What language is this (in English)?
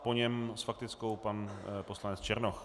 Czech